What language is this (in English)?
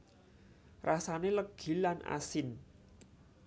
Javanese